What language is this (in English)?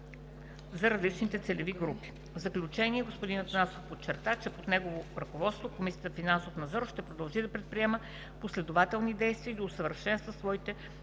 Bulgarian